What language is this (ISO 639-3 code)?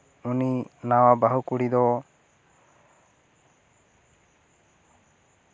sat